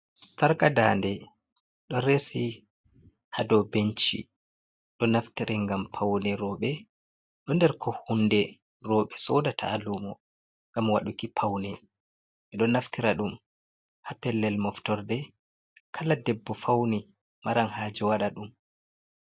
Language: Fula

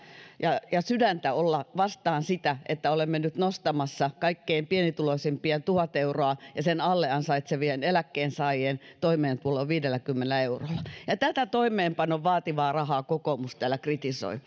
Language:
Finnish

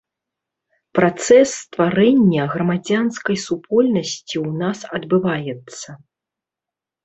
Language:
Belarusian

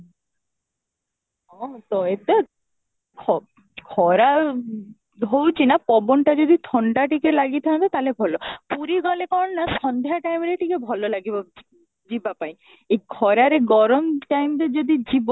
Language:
Odia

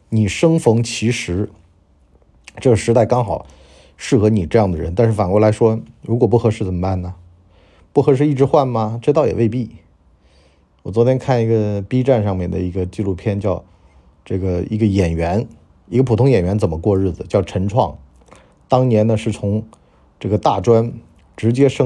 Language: Chinese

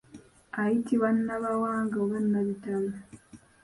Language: Ganda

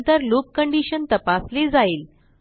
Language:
Marathi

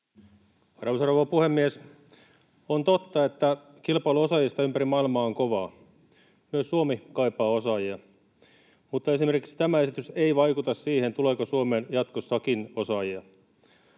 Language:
Finnish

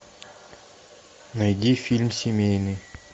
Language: Russian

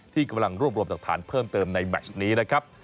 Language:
Thai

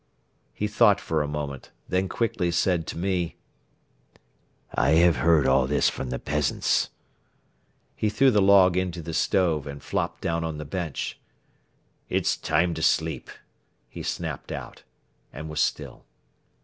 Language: English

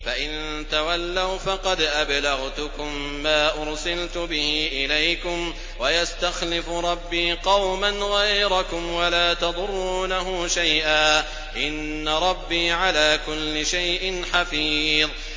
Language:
Arabic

